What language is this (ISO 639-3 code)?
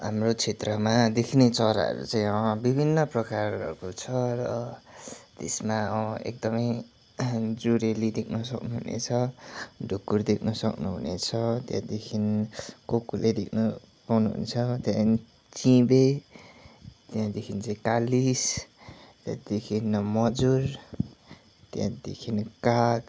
nep